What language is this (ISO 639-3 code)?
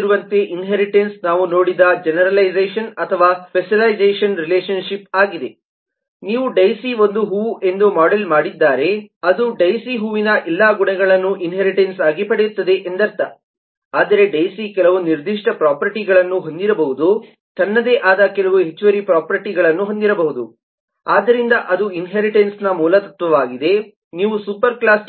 kan